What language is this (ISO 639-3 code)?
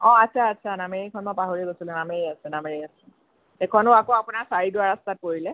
asm